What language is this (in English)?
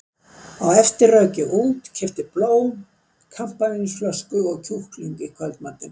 Icelandic